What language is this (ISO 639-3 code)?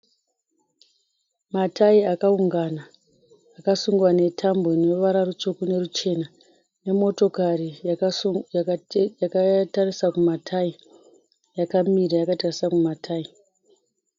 sna